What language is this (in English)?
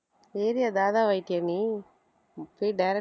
Tamil